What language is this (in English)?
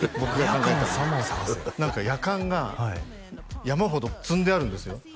Japanese